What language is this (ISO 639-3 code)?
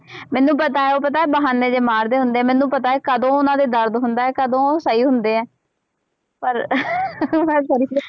pan